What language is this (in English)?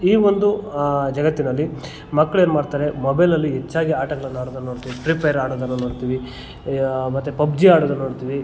Kannada